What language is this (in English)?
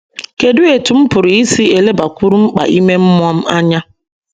Igbo